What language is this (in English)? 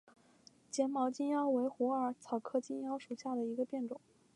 Chinese